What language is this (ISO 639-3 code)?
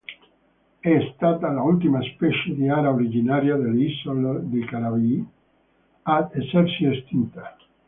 ita